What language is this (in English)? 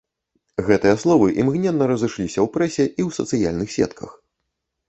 Belarusian